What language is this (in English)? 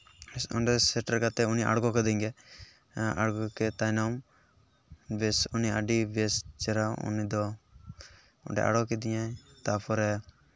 Santali